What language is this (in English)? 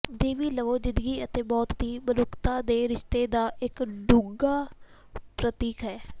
Punjabi